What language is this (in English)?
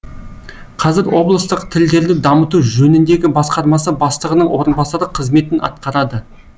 Kazakh